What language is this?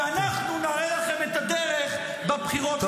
Hebrew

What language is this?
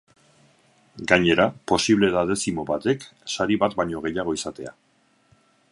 Basque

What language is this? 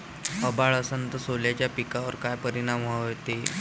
Marathi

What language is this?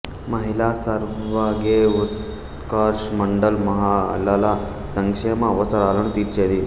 Telugu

